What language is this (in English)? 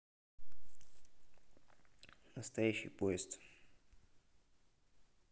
Russian